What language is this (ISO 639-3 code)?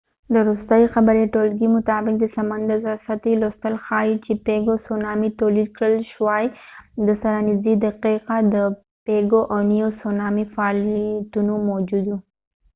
pus